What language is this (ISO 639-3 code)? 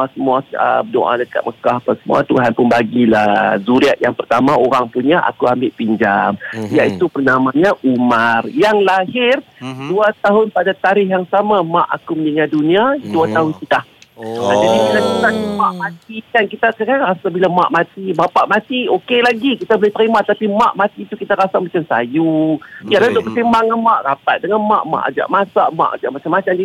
msa